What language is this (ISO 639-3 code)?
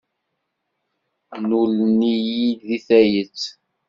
kab